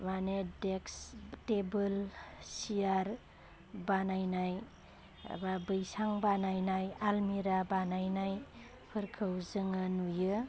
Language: Bodo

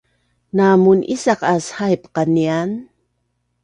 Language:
Bunun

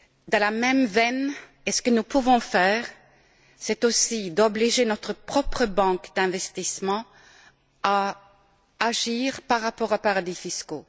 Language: French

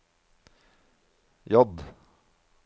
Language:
Norwegian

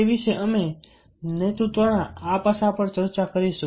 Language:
Gujarati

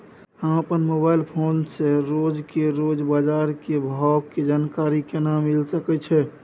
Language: Maithili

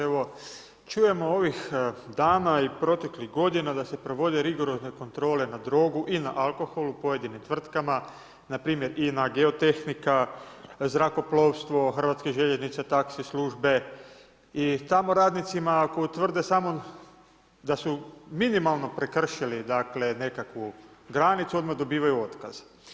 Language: Croatian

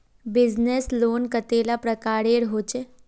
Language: Magahi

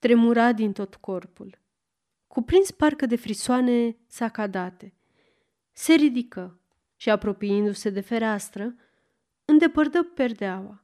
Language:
Romanian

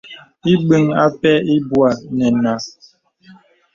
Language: Bebele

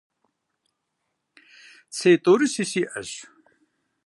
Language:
Kabardian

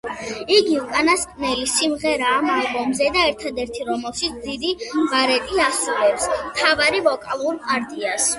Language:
Georgian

